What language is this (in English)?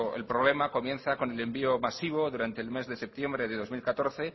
Spanish